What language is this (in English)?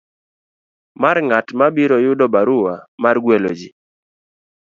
Luo (Kenya and Tanzania)